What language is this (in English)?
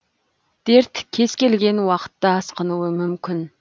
Kazakh